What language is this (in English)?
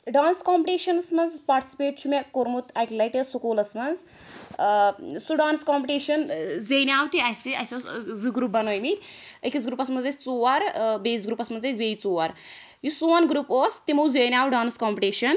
Kashmiri